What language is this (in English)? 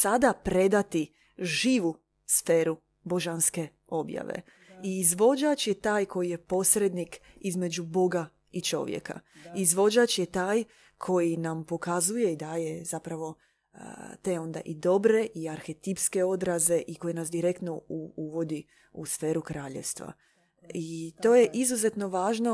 Croatian